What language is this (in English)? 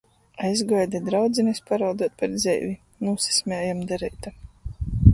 Latgalian